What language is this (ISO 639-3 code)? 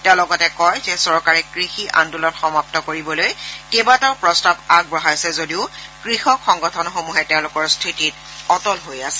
asm